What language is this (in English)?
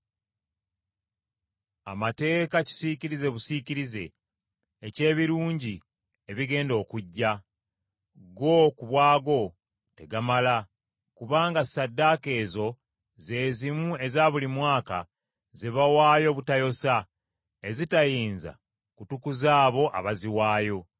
Ganda